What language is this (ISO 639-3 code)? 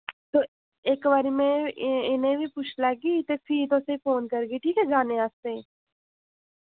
doi